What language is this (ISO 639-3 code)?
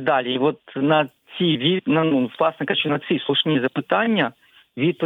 ukr